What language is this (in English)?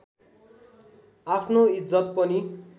Nepali